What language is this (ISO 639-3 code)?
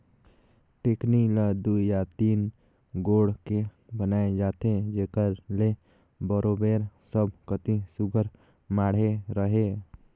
hne